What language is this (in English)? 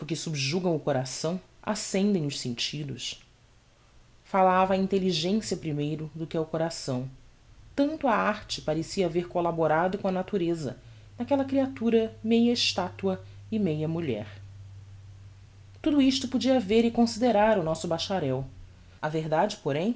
Portuguese